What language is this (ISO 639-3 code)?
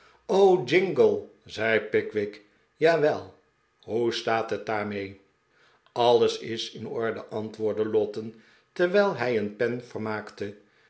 nld